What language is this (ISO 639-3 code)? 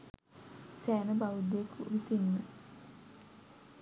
sin